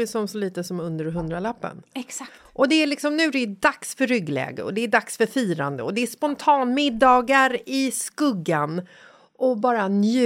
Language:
Swedish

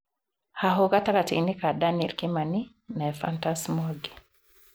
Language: Kikuyu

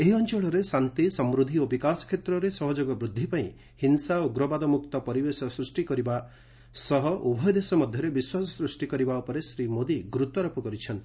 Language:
Odia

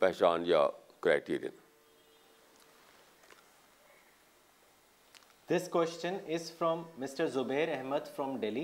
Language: Urdu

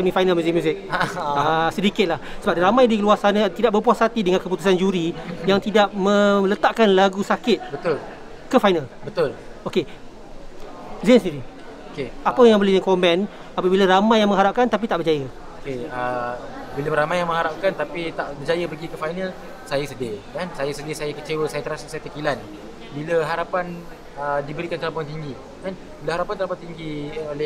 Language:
Malay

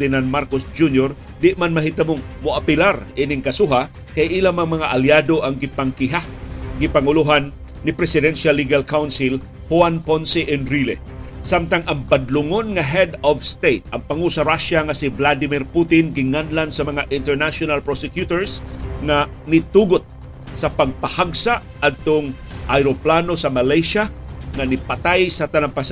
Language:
Filipino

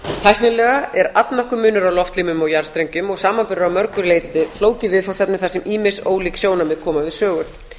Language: Icelandic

